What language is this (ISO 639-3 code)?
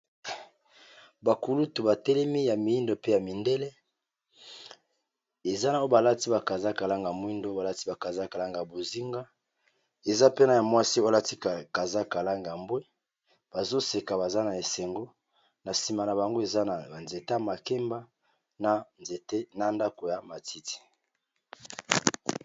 lin